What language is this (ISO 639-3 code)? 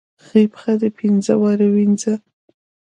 pus